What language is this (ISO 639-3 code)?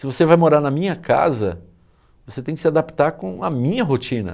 por